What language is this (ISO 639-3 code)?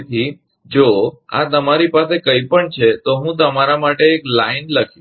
guj